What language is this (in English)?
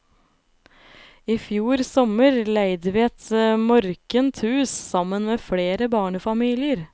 Norwegian